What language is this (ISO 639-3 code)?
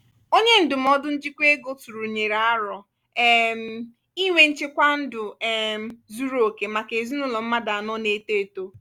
ibo